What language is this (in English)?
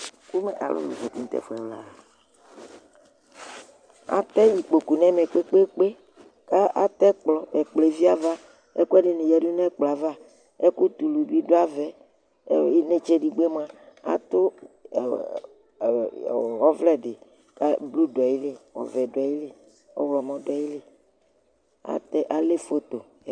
Ikposo